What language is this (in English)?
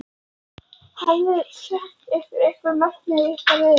Icelandic